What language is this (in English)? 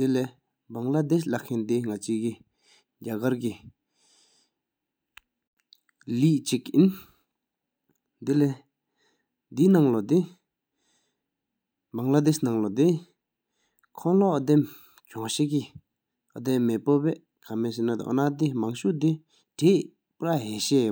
Sikkimese